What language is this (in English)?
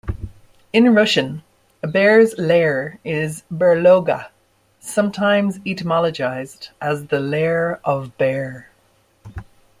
English